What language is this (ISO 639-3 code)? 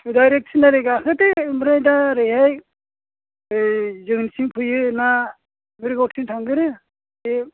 brx